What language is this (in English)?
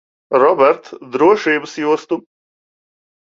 Latvian